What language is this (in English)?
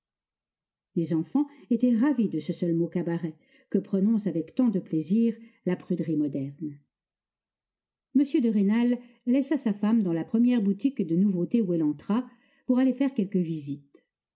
French